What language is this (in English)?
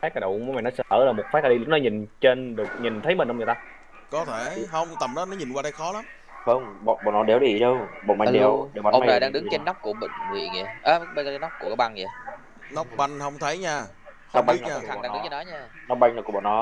Vietnamese